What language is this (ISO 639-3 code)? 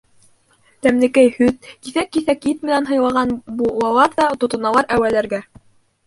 bak